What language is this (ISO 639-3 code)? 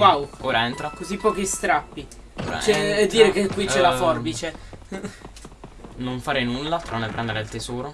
ita